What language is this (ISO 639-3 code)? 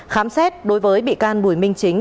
vie